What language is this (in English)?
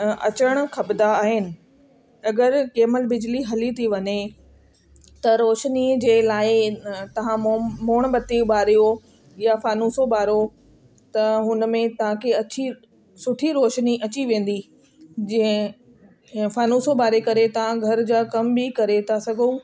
Sindhi